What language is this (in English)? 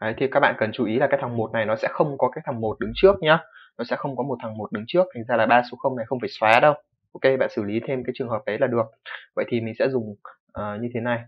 Vietnamese